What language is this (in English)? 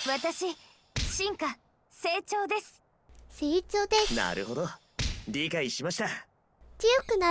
Korean